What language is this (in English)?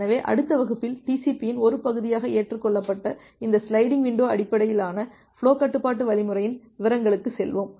Tamil